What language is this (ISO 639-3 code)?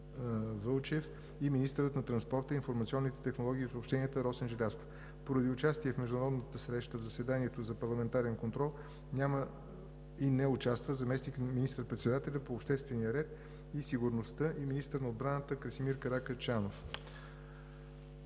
bul